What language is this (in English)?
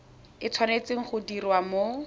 Tswana